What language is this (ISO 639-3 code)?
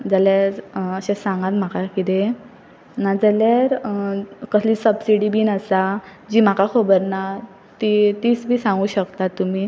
kok